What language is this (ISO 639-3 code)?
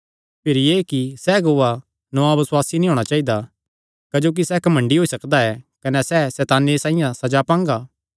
xnr